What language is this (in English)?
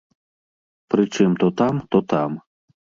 Belarusian